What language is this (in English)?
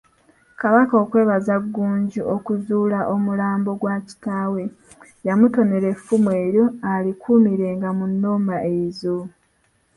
Ganda